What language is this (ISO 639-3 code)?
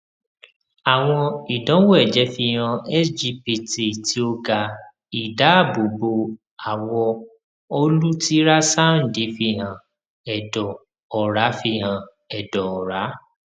yor